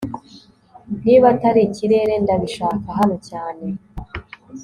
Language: Kinyarwanda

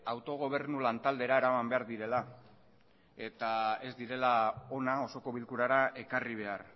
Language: Basque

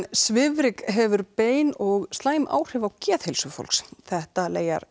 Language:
Icelandic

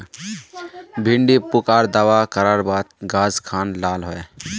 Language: Magahi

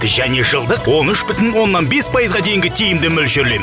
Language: Kazakh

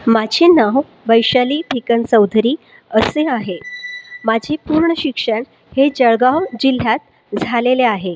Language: Marathi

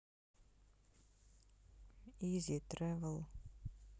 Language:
Russian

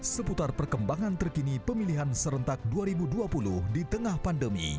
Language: Indonesian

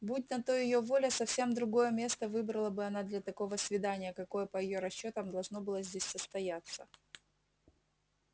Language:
Russian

